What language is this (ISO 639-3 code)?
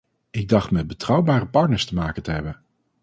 nld